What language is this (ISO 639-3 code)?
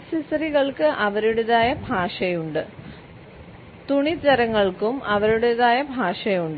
mal